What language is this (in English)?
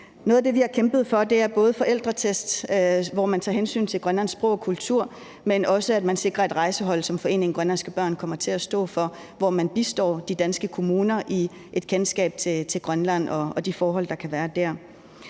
Danish